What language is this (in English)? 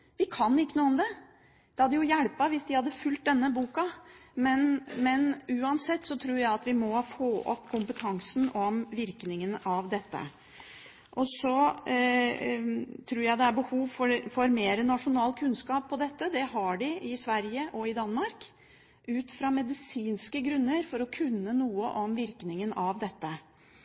Norwegian Bokmål